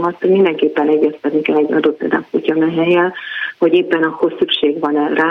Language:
Hungarian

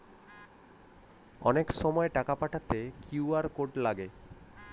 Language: Bangla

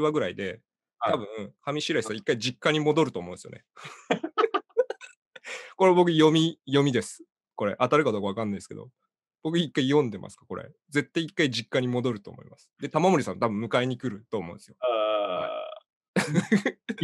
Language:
Japanese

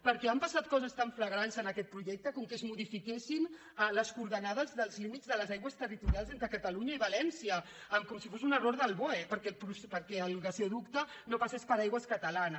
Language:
Catalan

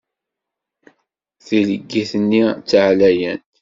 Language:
Kabyle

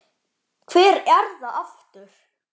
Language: Icelandic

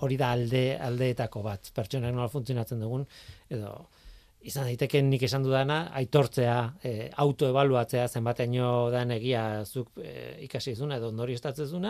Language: Spanish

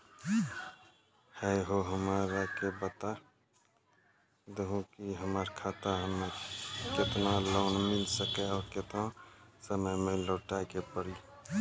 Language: Maithili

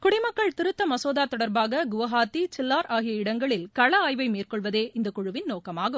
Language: Tamil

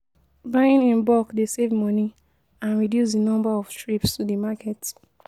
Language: Nigerian Pidgin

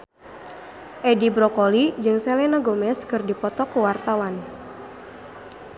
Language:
Sundanese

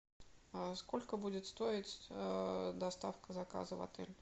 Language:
Russian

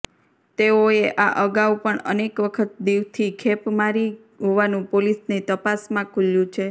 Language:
Gujarati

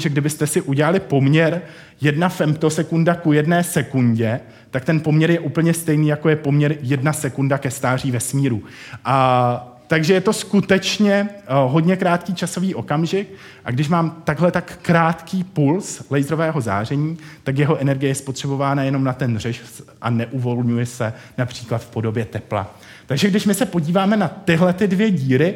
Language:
Czech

